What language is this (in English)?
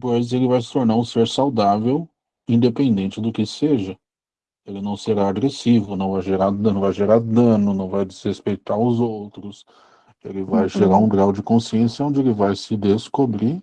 Portuguese